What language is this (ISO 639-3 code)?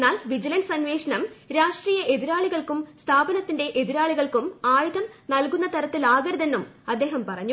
mal